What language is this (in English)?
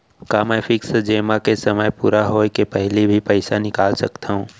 Chhattisgarhi